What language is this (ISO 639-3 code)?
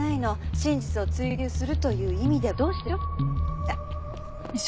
jpn